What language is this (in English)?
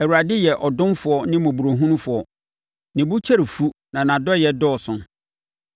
Akan